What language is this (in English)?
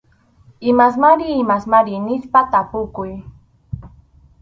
Arequipa-La Unión Quechua